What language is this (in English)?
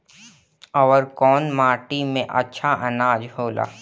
Bhojpuri